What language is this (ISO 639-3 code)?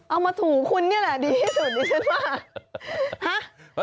tha